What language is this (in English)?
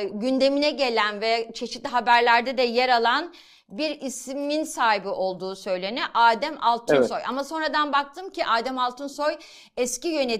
Turkish